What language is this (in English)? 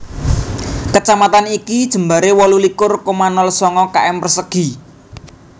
Javanese